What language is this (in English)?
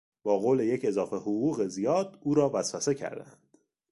Persian